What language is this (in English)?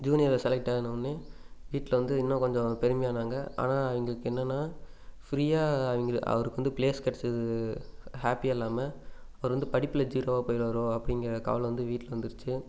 Tamil